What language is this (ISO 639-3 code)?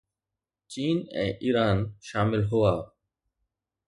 snd